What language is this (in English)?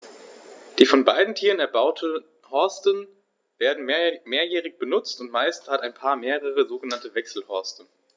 German